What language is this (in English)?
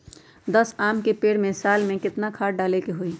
Magahi